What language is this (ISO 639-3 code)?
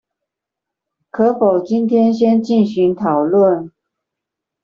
zho